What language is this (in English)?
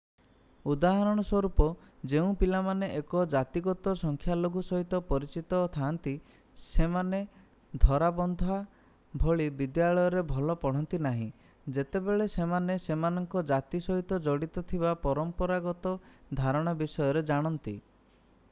Odia